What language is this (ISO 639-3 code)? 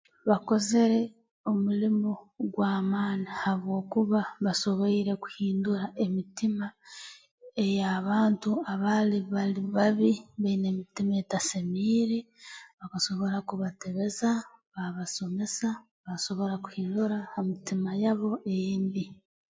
ttj